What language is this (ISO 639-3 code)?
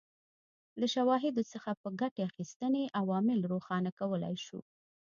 pus